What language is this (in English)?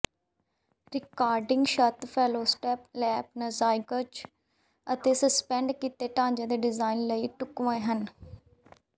Punjabi